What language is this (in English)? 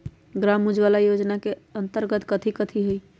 Magahi